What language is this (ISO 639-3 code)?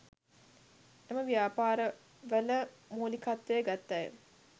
sin